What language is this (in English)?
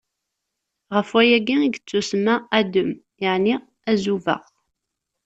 Kabyle